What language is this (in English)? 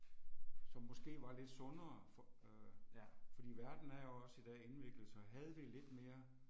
Danish